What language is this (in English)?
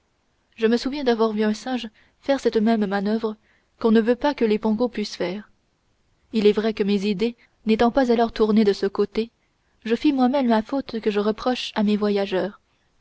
French